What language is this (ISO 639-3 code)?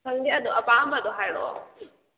mni